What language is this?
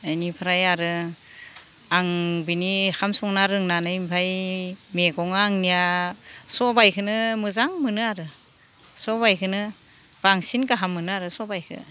Bodo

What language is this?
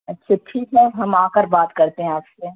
Urdu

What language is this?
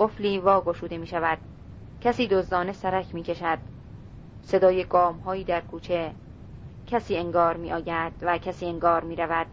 Persian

